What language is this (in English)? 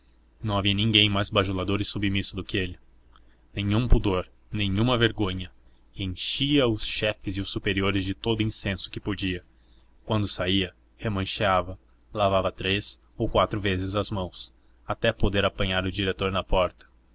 Portuguese